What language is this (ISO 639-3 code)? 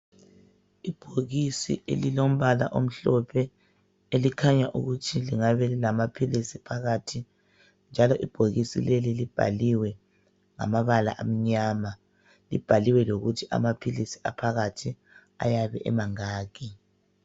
nde